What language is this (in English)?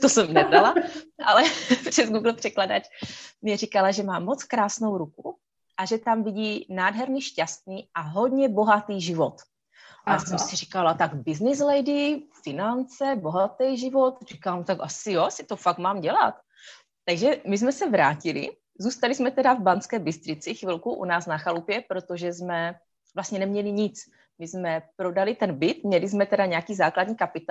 Czech